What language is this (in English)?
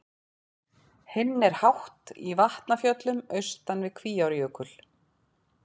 Icelandic